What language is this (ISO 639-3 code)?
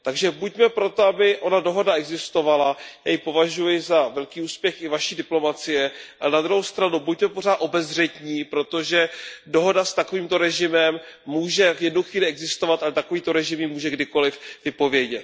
ces